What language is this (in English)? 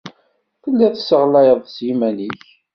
Kabyle